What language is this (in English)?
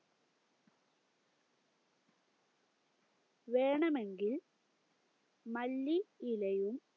Malayalam